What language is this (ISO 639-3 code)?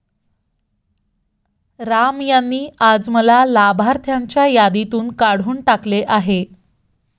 mar